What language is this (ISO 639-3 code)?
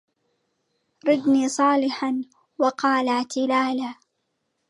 ara